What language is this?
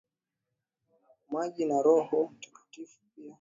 Swahili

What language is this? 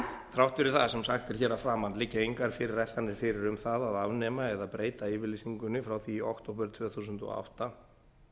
Icelandic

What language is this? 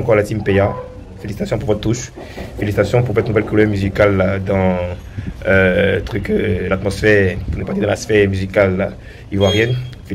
French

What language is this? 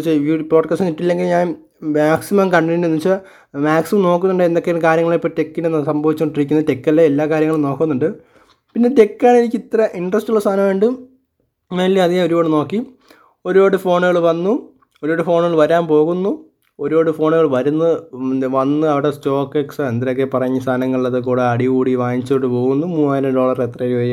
Malayalam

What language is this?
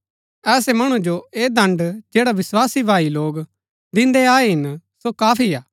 Gaddi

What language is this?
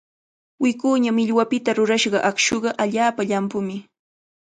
Cajatambo North Lima Quechua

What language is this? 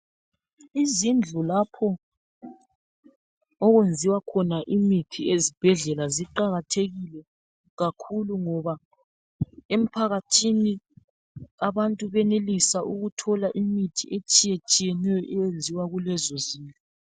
North Ndebele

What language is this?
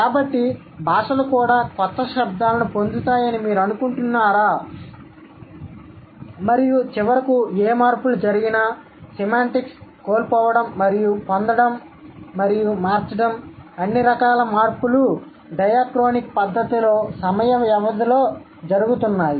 Telugu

